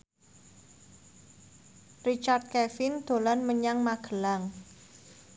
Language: Javanese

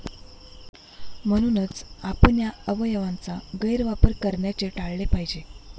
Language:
Marathi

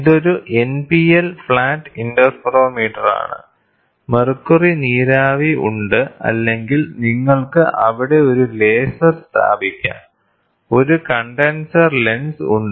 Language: Malayalam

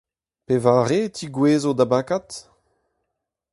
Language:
Breton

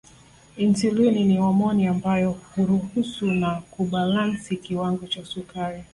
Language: Swahili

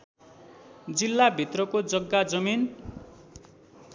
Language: Nepali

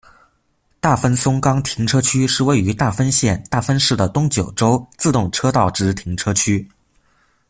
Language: Chinese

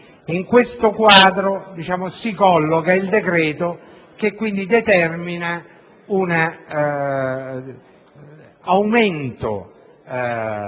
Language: Italian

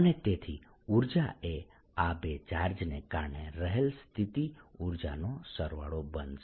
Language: Gujarati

